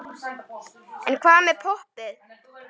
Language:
Icelandic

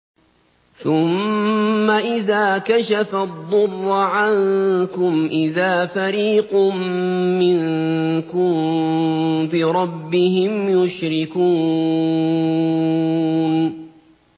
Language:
Arabic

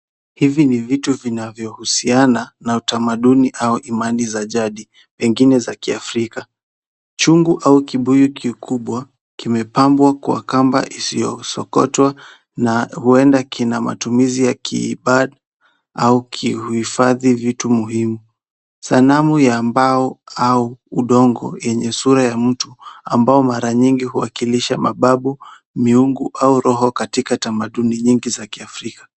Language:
Swahili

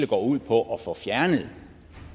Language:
Danish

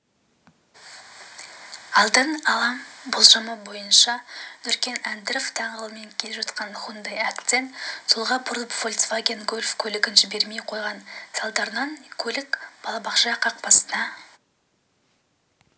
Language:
Kazakh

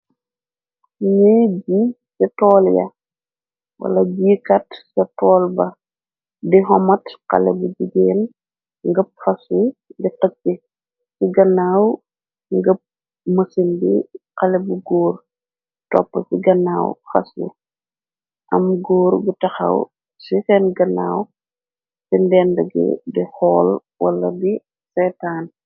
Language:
Wolof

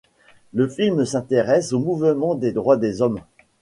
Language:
French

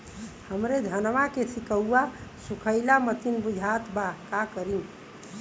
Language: Bhojpuri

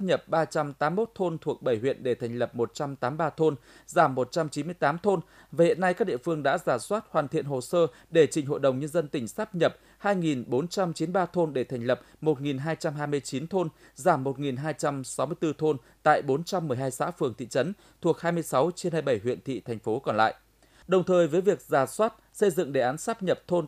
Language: Vietnamese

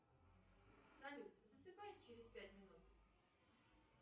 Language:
Russian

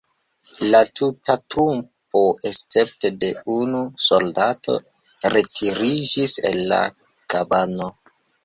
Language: Esperanto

